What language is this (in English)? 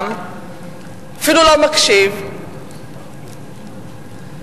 Hebrew